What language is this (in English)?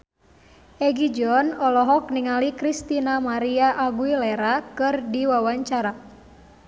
Sundanese